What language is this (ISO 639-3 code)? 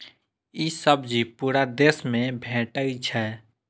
mai